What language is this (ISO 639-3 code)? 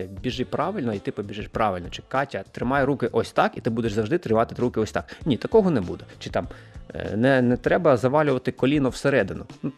ukr